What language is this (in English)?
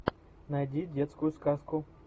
Russian